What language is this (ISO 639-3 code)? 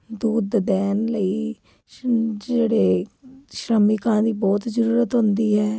pan